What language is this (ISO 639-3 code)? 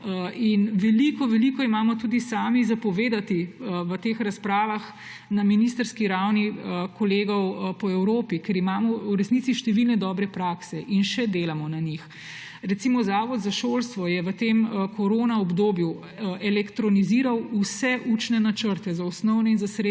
slv